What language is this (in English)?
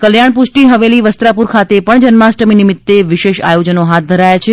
Gujarati